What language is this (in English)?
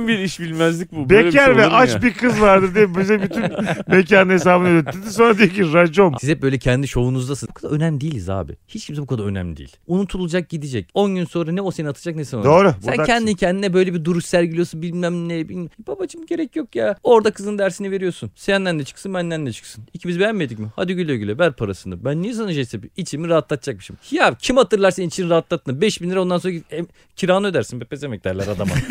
Turkish